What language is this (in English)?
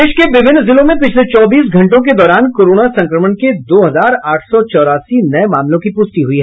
Hindi